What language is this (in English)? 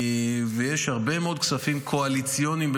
Hebrew